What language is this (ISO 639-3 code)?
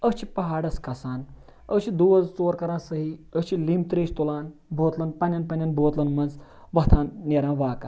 kas